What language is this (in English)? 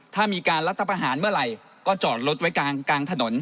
Thai